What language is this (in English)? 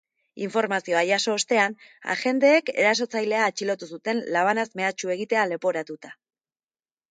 Basque